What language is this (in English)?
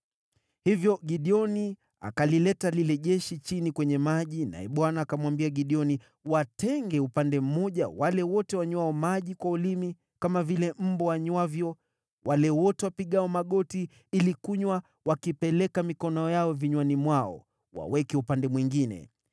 Swahili